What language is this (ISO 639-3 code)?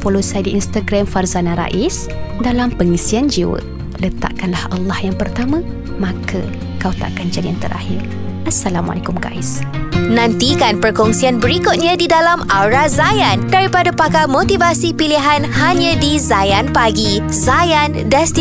msa